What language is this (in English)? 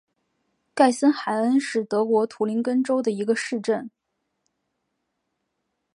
Chinese